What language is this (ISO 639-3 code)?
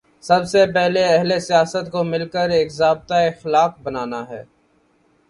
urd